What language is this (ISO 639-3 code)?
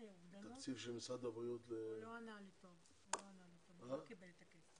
heb